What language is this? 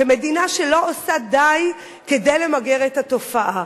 Hebrew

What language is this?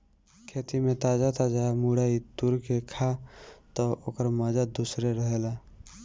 Bhojpuri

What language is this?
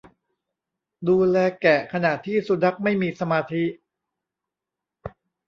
Thai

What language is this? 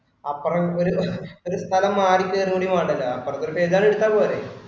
Malayalam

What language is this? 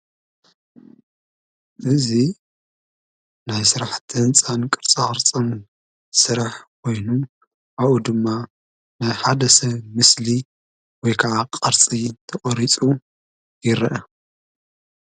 Tigrinya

